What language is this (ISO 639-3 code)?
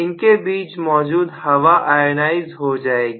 hin